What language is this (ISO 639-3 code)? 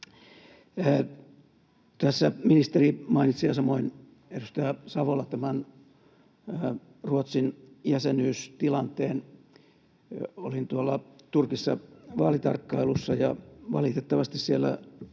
fin